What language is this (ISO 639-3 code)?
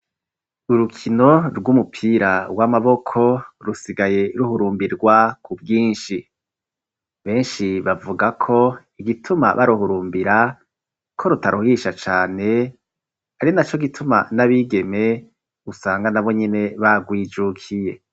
run